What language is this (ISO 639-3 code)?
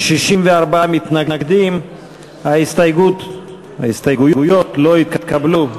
heb